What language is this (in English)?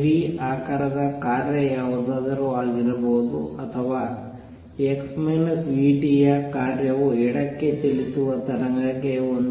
Kannada